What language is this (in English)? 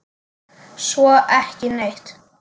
Icelandic